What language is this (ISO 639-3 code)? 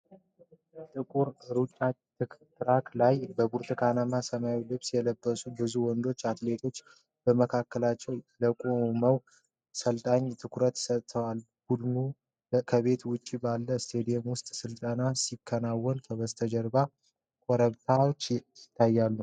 amh